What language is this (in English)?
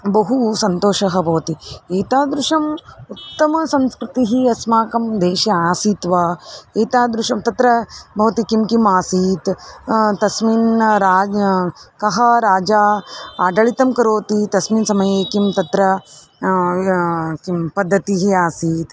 Sanskrit